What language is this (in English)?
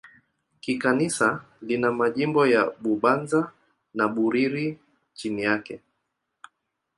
Swahili